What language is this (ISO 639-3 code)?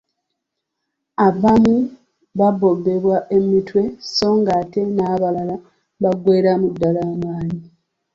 lug